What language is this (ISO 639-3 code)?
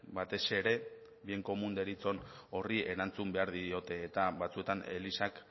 eus